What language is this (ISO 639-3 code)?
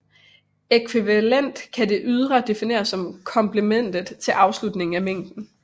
dan